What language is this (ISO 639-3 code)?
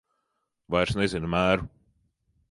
lav